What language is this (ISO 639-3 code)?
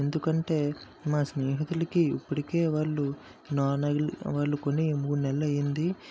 tel